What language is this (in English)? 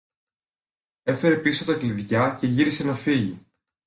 Greek